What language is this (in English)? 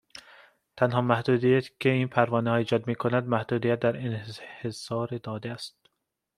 Persian